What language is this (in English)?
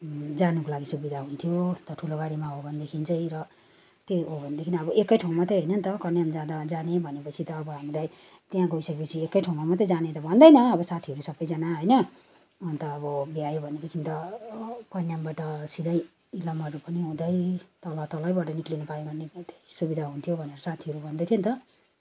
Nepali